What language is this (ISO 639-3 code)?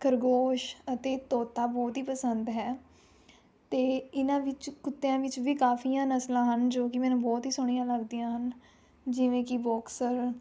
pan